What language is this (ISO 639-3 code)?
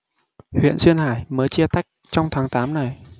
vie